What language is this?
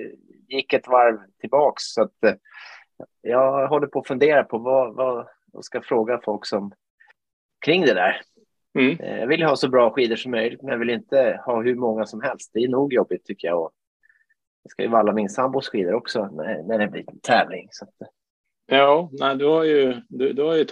Swedish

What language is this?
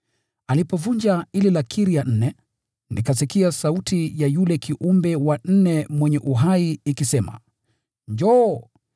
Swahili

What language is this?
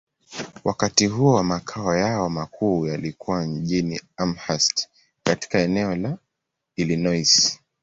Swahili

